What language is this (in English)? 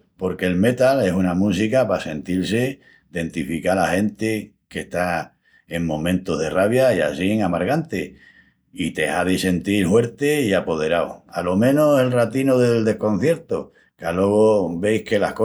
Extremaduran